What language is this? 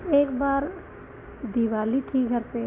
Hindi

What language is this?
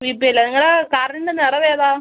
Malayalam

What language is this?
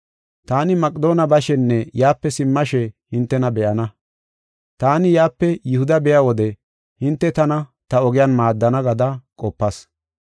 Gofa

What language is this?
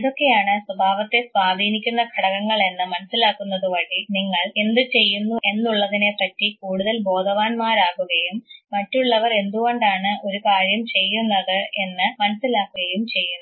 Malayalam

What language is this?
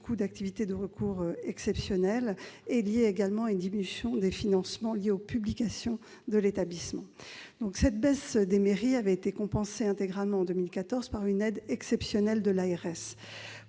French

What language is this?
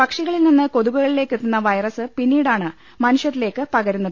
Malayalam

